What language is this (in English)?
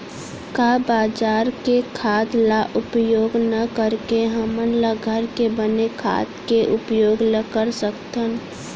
Chhattisgarhi